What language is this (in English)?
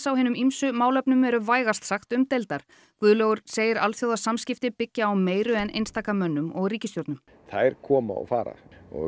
Icelandic